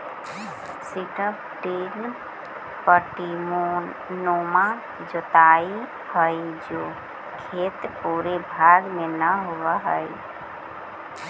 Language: Magahi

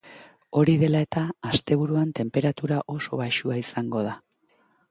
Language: Basque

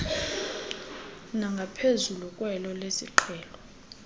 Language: Xhosa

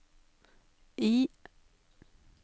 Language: Norwegian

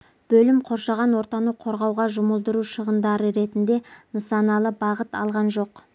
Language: Kazakh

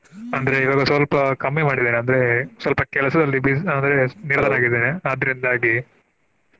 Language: Kannada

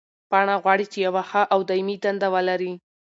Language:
Pashto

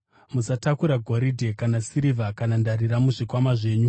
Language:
Shona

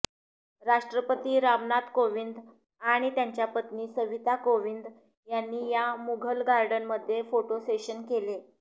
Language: Marathi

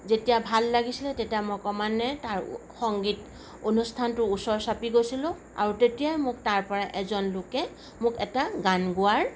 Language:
Assamese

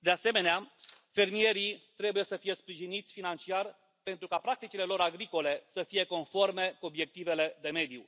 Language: Romanian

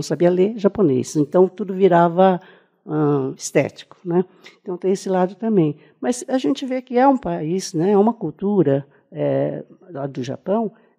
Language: Portuguese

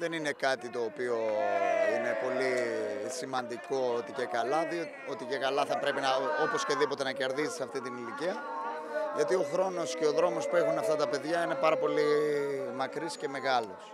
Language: Greek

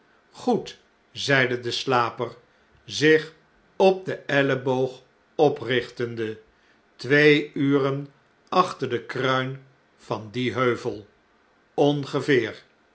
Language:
Dutch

